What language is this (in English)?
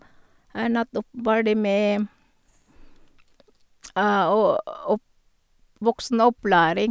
Norwegian